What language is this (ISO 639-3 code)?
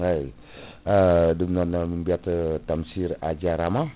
ful